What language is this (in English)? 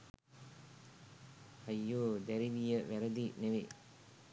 Sinhala